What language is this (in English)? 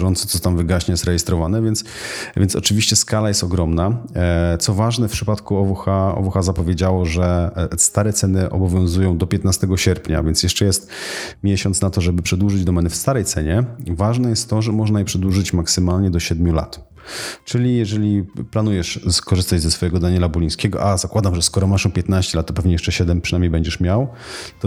Polish